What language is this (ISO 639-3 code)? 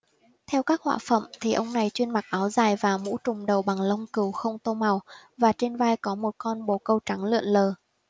vie